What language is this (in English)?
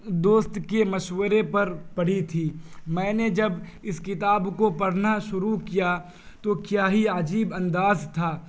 Urdu